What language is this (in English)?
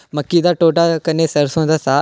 Dogri